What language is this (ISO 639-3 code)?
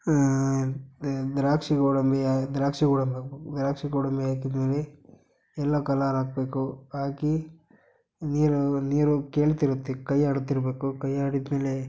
kan